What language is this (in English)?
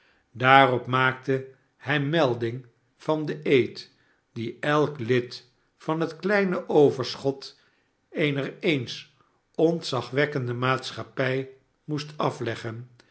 Dutch